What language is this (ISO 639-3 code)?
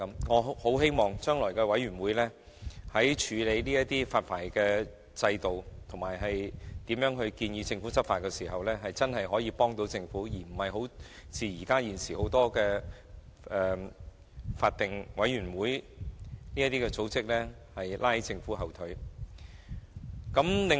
yue